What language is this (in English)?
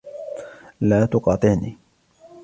Arabic